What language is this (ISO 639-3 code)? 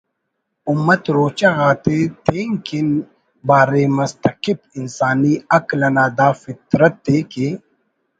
brh